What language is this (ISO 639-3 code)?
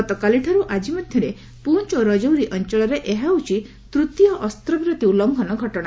ori